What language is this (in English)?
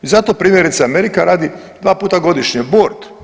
Croatian